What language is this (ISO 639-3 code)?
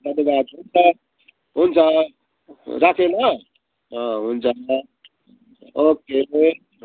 nep